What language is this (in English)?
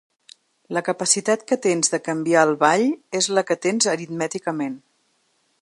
Catalan